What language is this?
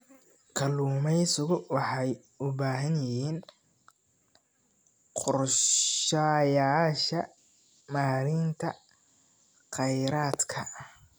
Somali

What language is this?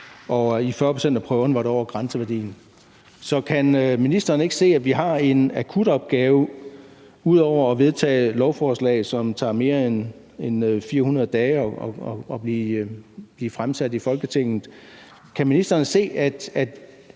Danish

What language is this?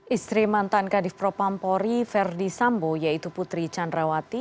Indonesian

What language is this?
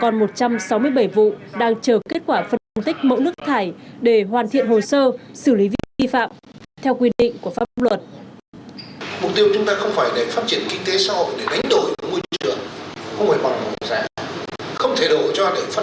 Vietnamese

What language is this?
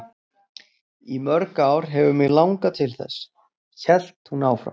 Icelandic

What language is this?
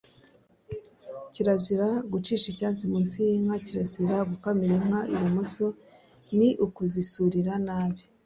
Kinyarwanda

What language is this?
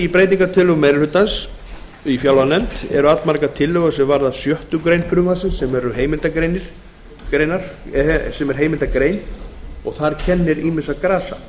Icelandic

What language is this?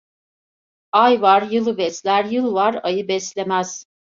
Turkish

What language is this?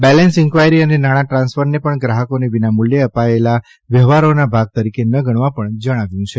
Gujarati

